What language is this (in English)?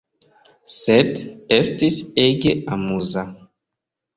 Esperanto